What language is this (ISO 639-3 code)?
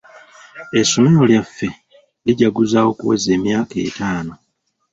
lug